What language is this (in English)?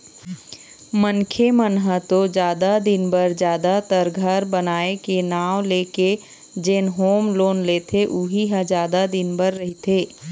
Chhattisgarhi